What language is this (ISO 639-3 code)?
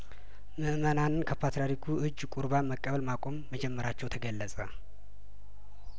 amh